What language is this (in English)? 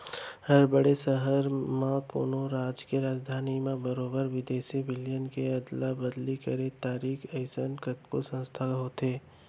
Chhattisgarhi